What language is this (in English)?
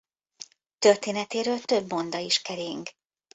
Hungarian